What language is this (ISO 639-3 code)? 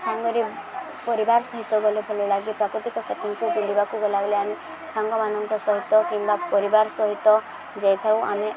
ori